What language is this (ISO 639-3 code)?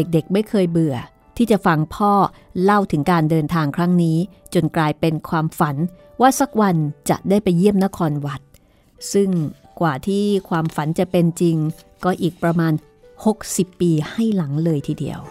tha